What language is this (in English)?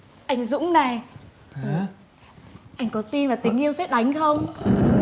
Vietnamese